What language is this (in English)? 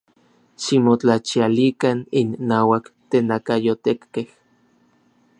Orizaba Nahuatl